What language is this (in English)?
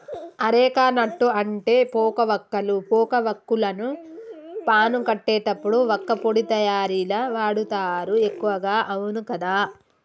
Telugu